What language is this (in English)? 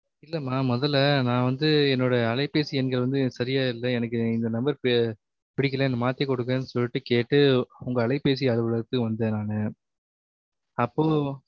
Tamil